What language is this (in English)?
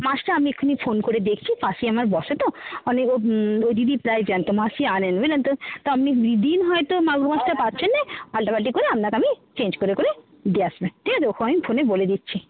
Bangla